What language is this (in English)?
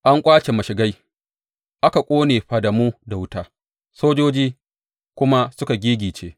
Hausa